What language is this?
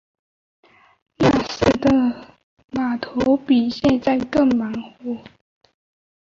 Chinese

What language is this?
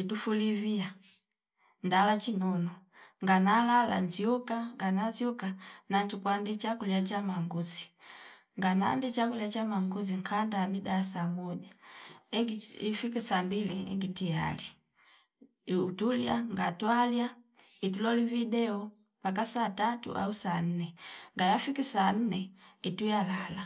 Fipa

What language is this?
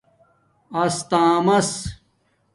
Domaaki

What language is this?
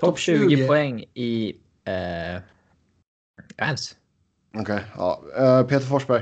Swedish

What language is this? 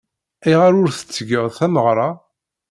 Kabyle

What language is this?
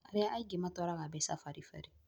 Kikuyu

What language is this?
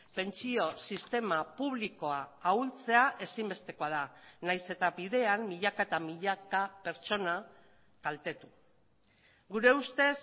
Basque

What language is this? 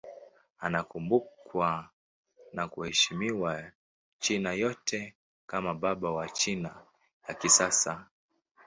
Swahili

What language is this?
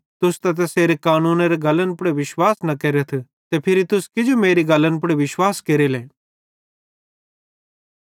Bhadrawahi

